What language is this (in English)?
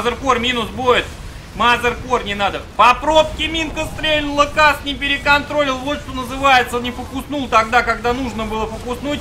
Russian